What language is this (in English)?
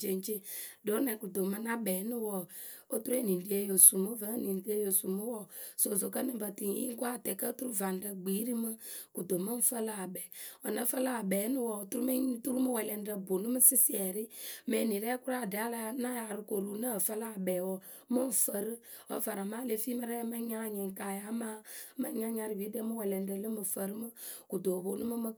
Akebu